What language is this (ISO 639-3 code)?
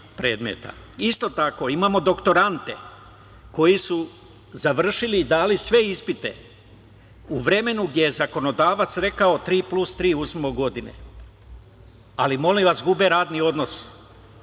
srp